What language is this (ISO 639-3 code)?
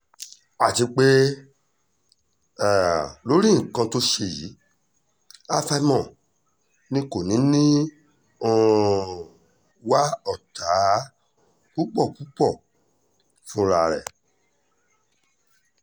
yor